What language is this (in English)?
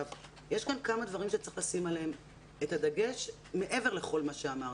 Hebrew